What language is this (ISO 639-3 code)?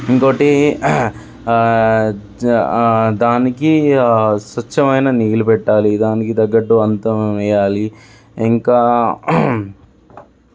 tel